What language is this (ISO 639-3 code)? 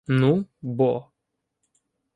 ukr